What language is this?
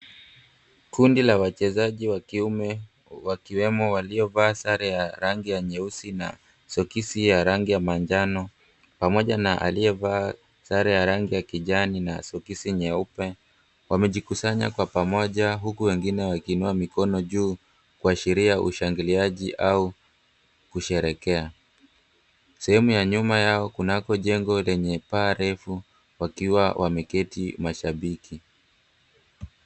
Swahili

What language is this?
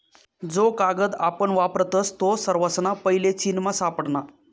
Marathi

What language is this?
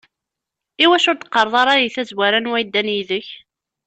Kabyle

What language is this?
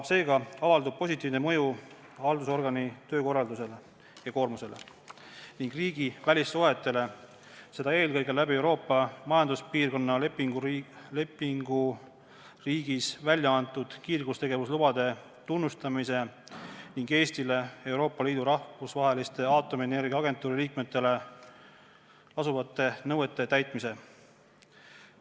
Estonian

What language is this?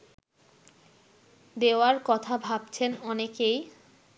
Bangla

